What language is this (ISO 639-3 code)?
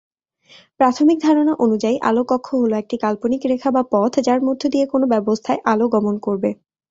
ben